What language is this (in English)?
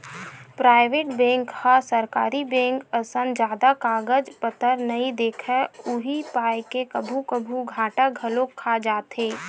Chhattisgarhi